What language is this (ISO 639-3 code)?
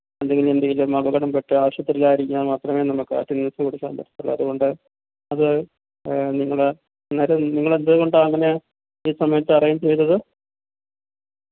mal